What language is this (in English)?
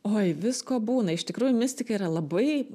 Lithuanian